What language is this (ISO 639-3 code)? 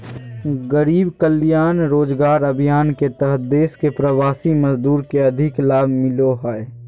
mag